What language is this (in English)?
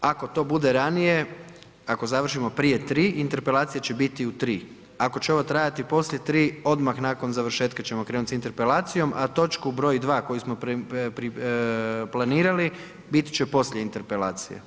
Croatian